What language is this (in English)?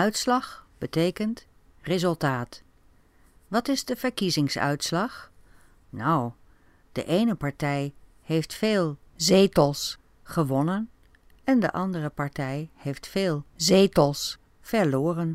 Dutch